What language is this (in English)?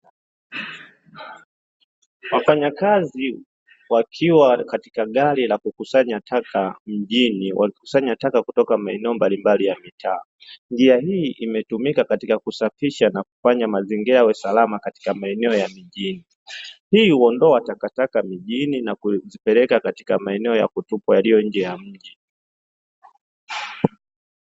Swahili